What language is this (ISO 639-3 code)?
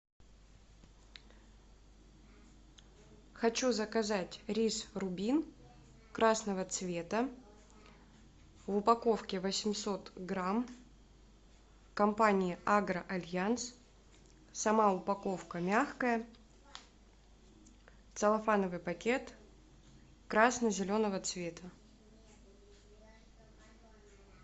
rus